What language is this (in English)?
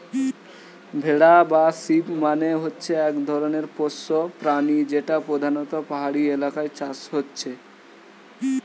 Bangla